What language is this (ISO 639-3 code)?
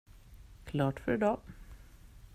swe